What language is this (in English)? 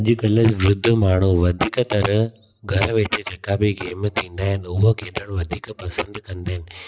Sindhi